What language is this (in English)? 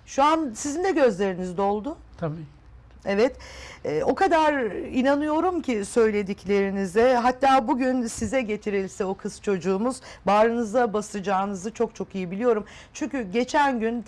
Turkish